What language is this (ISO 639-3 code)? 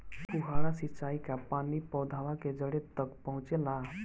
bho